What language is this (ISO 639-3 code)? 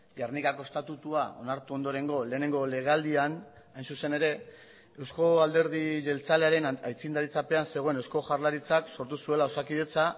eus